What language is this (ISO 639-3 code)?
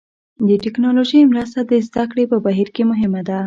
pus